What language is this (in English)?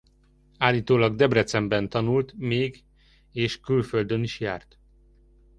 Hungarian